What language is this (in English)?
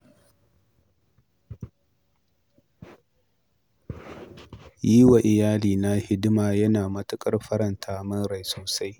Hausa